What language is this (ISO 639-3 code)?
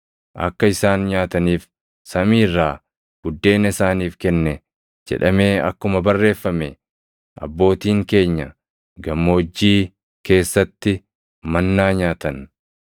orm